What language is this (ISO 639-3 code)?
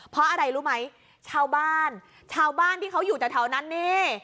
tha